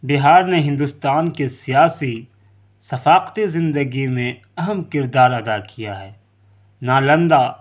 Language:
Urdu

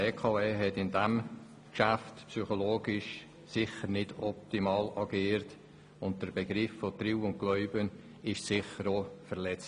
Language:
Swiss German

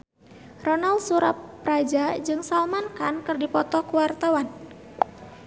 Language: Sundanese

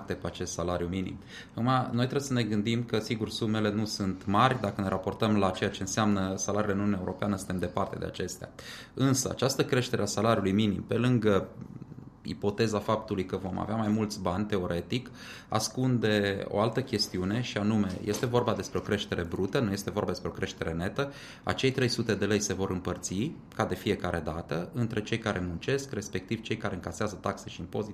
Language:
Romanian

